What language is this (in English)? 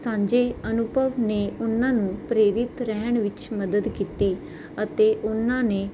Punjabi